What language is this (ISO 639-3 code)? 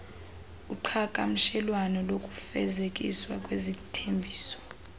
xho